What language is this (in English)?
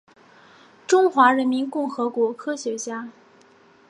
Chinese